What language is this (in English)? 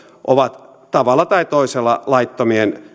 Finnish